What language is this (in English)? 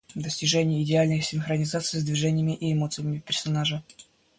Russian